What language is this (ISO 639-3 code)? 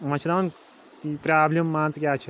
kas